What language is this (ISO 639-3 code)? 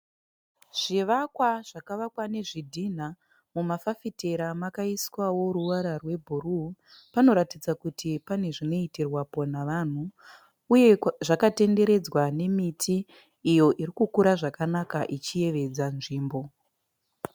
sna